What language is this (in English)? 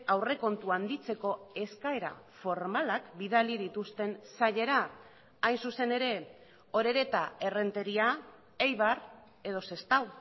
Basque